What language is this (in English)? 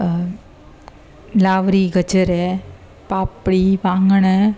Sindhi